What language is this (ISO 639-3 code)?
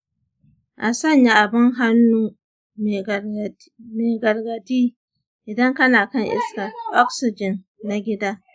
hau